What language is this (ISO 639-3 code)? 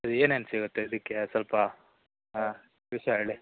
kan